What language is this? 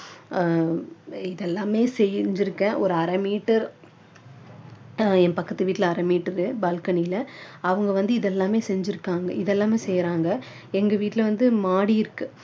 Tamil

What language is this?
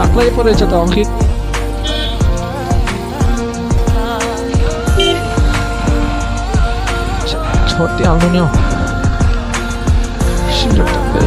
Korean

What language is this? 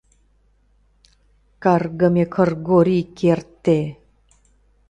Mari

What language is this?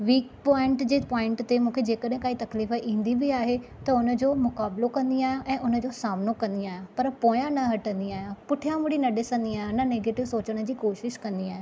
Sindhi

